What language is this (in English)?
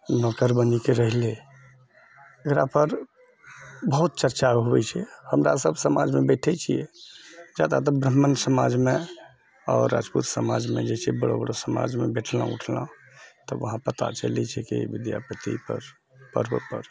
Maithili